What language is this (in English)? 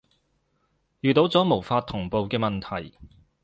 Cantonese